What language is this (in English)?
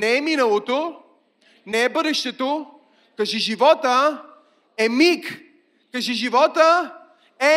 Bulgarian